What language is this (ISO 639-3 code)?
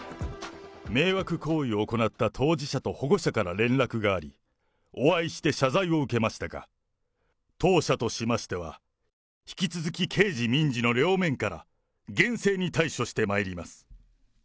jpn